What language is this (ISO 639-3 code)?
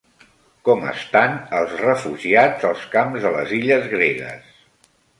cat